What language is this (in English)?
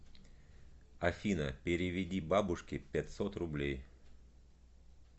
Russian